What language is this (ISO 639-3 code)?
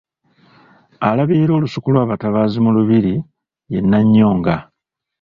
lug